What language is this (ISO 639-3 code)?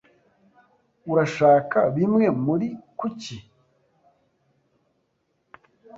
kin